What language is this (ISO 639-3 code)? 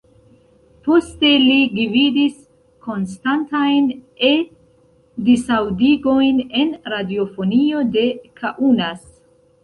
epo